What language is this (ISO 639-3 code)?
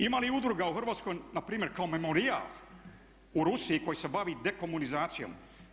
hrv